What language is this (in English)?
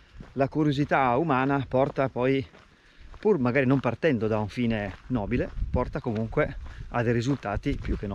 Italian